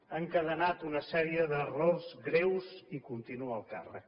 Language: Catalan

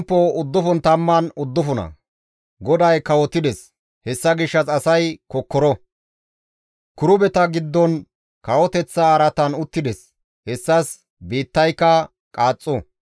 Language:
Gamo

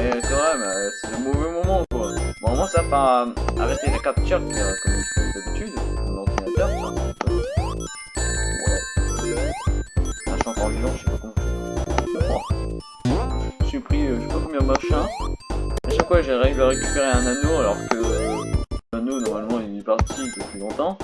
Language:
French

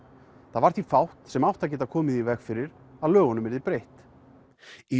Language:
Icelandic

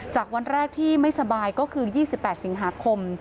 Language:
Thai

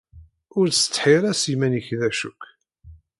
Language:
Kabyle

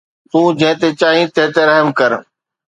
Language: Sindhi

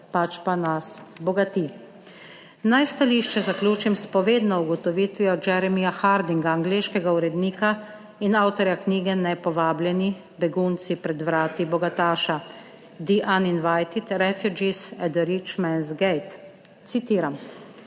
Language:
Slovenian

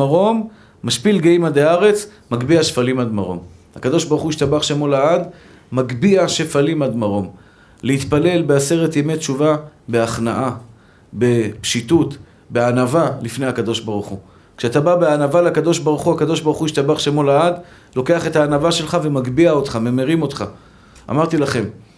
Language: Hebrew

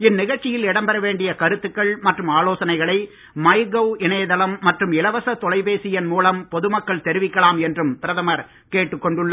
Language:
Tamil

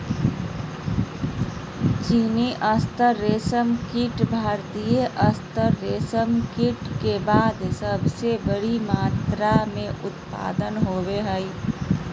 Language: Magahi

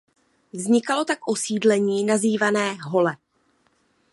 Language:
Czech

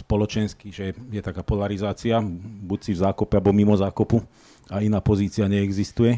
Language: Slovak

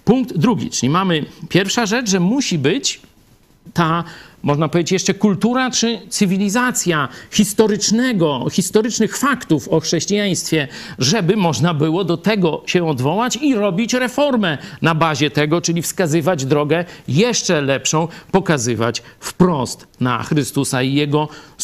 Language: Polish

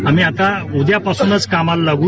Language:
Marathi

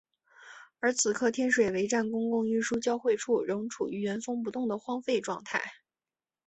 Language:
Chinese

